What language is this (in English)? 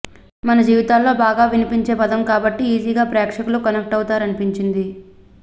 Telugu